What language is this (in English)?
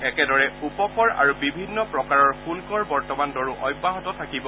Assamese